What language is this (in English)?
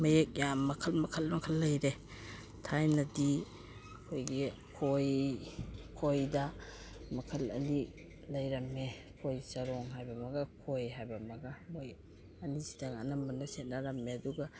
Manipuri